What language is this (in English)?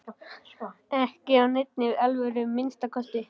Icelandic